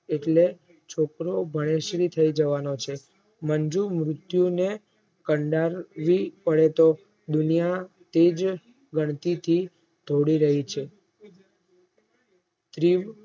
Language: Gujarati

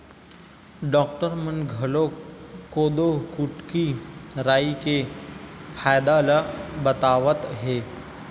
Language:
Chhattisgarhi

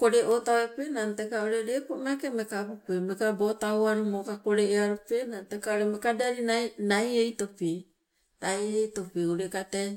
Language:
Sibe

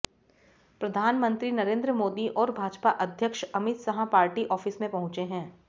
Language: Hindi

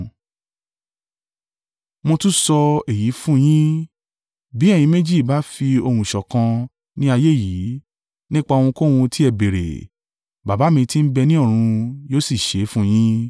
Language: Yoruba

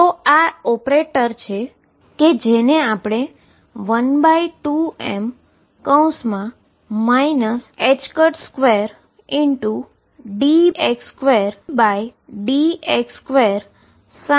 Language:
Gujarati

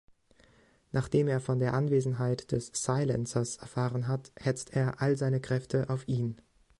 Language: German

